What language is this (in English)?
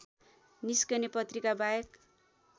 Nepali